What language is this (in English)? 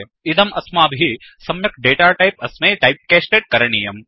Sanskrit